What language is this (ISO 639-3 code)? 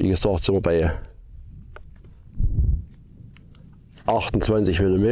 deu